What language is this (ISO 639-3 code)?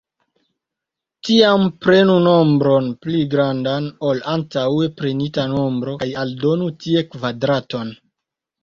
epo